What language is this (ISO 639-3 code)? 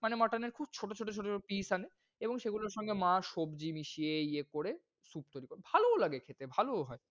ben